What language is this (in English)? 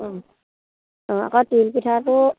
Assamese